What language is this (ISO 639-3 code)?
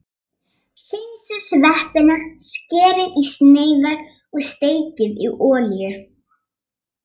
isl